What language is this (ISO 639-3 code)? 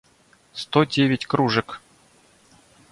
rus